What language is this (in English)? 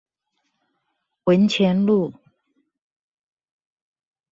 Chinese